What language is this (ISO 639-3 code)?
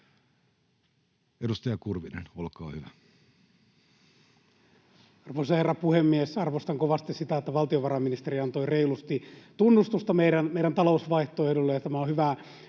fin